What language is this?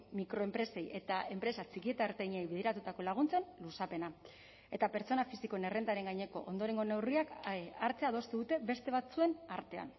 Basque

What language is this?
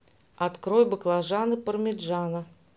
Russian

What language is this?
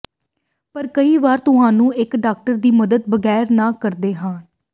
Punjabi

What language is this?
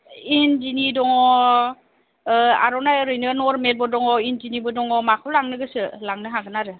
Bodo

